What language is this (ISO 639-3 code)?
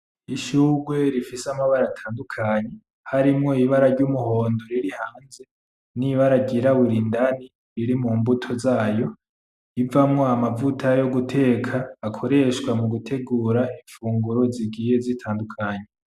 run